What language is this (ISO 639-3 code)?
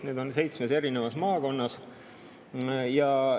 est